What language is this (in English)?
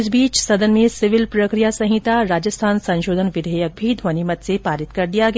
Hindi